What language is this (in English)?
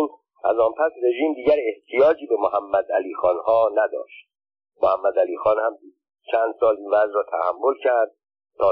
Persian